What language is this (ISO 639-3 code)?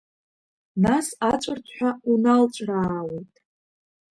abk